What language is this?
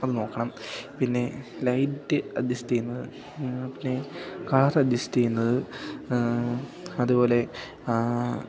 Malayalam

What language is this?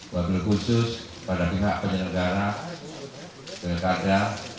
Indonesian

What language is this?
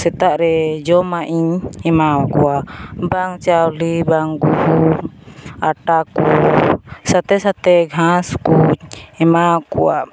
Santali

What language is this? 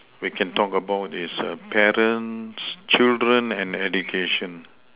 English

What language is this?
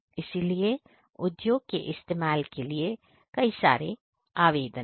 Hindi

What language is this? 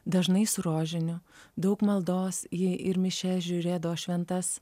Lithuanian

